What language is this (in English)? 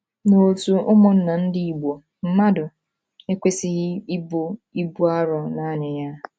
Igbo